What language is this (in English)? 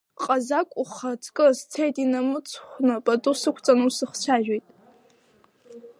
Abkhazian